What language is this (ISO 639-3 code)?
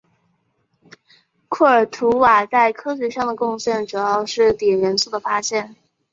zho